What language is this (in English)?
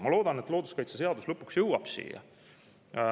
Estonian